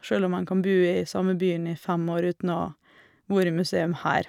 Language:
Norwegian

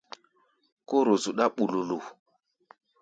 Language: Gbaya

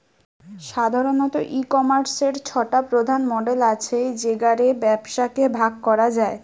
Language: Bangla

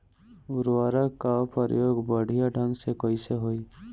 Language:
Bhojpuri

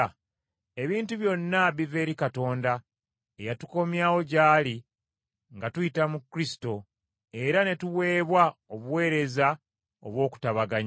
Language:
Ganda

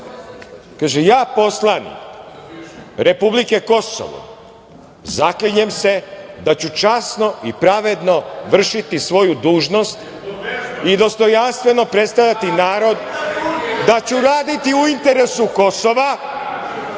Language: Serbian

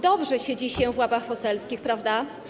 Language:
Polish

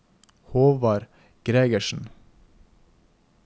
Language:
Norwegian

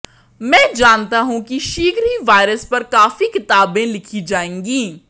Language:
Hindi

